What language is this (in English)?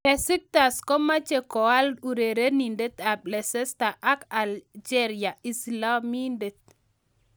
Kalenjin